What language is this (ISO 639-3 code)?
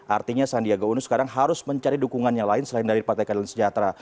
ind